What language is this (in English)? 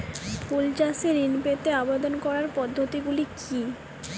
Bangla